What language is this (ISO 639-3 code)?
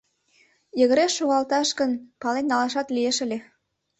chm